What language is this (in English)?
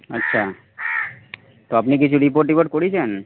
Bangla